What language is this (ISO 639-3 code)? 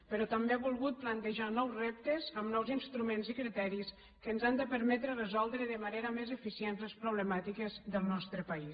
cat